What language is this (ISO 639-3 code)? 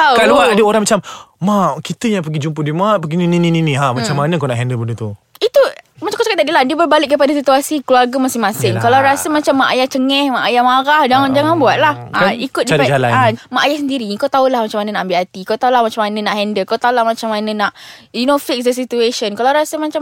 msa